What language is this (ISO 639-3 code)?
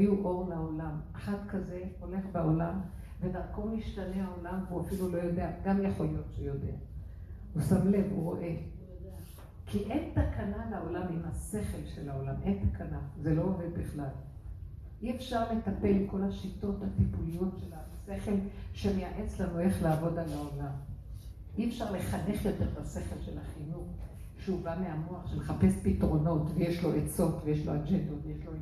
heb